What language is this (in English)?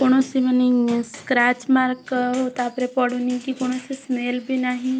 Odia